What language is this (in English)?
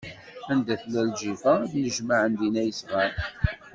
Kabyle